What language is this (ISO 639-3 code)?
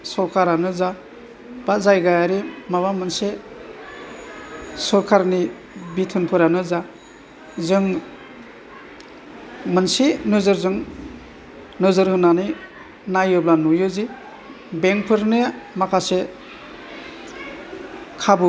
brx